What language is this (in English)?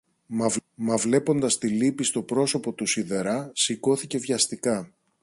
Greek